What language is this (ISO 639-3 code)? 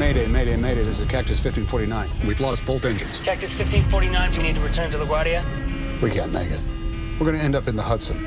swe